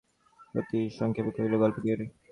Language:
Bangla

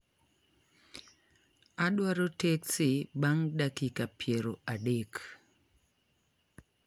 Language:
Luo (Kenya and Tanzania)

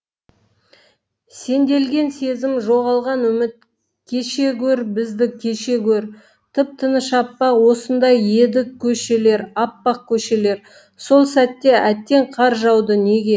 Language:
Kazakh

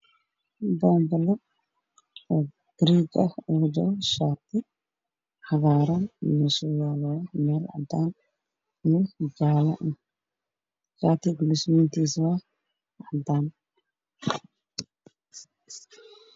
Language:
Somali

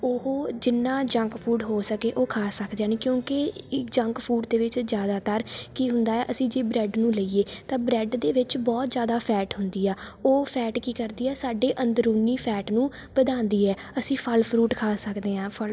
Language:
Punjabi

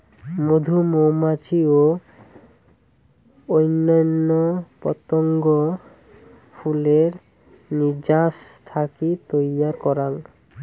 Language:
Bangla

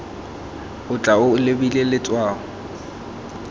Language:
Tswana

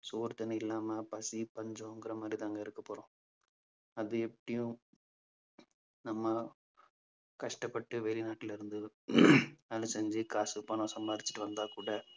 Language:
Tamil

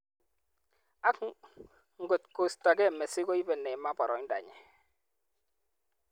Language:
Kalenjin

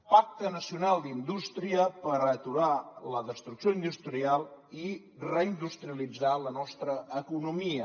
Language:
Catalan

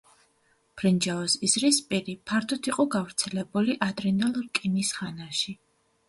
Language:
Georgian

